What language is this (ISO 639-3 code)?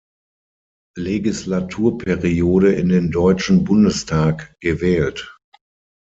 deu